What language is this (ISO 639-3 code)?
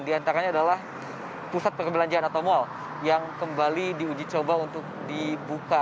ind